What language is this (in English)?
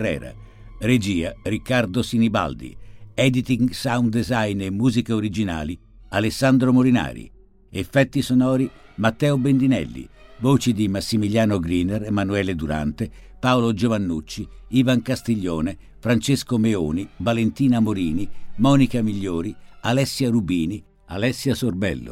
Italian